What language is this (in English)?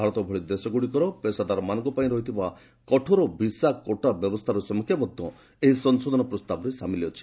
Odia